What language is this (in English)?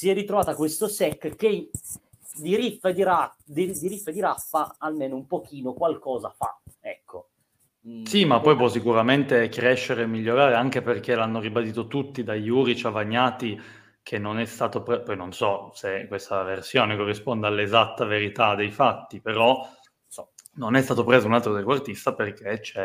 Italian